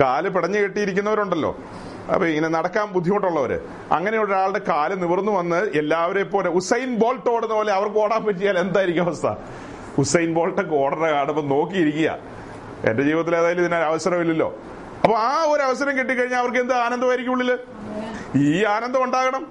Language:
Malayalam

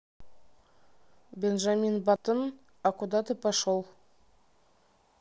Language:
Russian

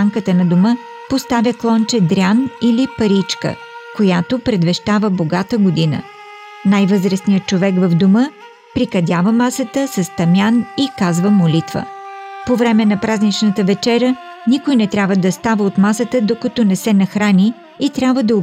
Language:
Bulgarian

